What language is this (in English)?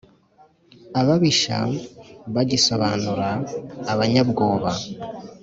Kinyarwanda